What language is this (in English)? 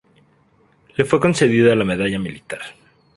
Spanish